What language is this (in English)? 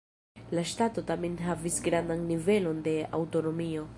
Esperanto